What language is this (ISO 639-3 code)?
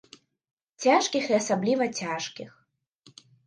bel